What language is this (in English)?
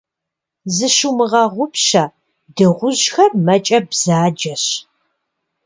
Kabardian